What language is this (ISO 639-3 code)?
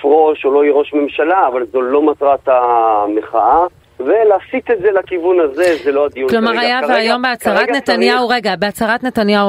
heb